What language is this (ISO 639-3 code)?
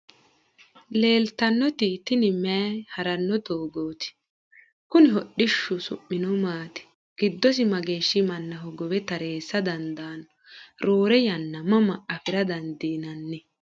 sid